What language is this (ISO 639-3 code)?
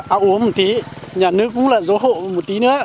vie